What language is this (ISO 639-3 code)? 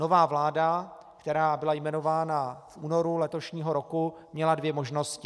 ces